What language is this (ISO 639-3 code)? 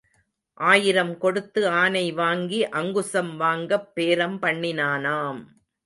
tam